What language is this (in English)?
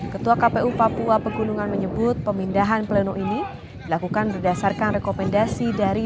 Indonesian